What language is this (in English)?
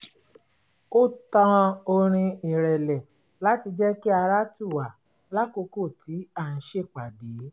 Yoruba